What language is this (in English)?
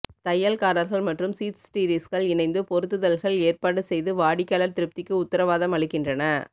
Tamil